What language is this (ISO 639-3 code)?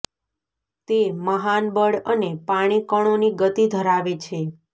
guj